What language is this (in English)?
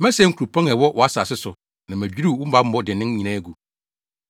Akan